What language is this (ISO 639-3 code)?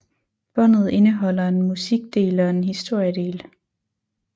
dan